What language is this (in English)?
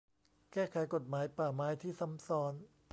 Thai